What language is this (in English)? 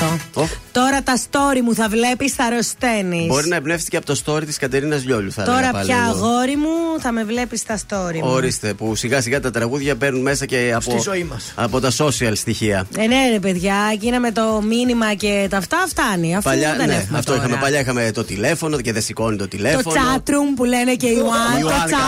Greek